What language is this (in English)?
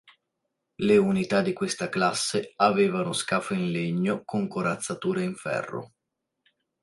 Italian